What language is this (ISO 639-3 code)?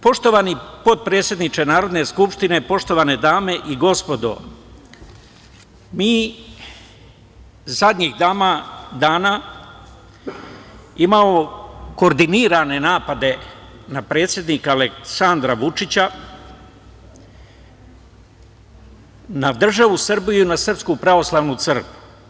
srp